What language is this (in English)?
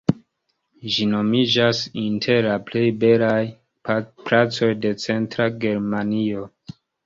Esperanto